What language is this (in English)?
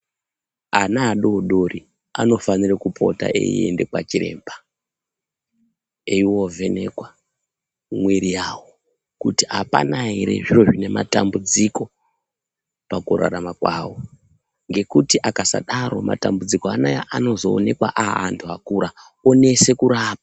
Ndau